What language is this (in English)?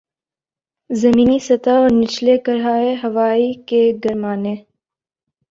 Urdu